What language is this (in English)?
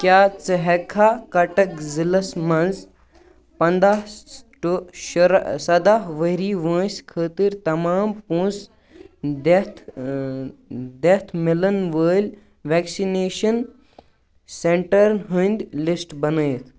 Kashmiri